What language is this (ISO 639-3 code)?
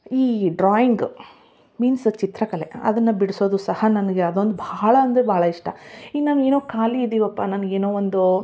kan